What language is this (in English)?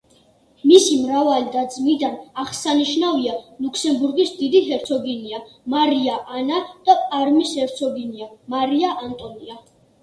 Georgian